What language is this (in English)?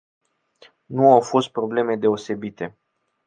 Romanian